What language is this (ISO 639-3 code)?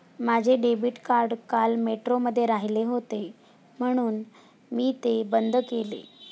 mar